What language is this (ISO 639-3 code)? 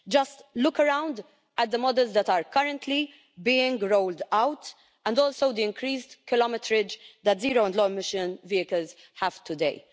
eng